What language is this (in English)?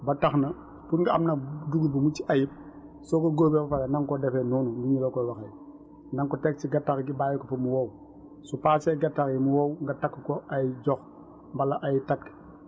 Wolof